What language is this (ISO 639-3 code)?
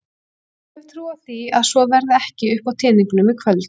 isl